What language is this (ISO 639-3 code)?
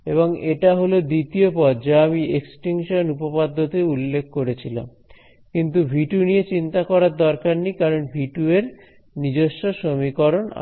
ben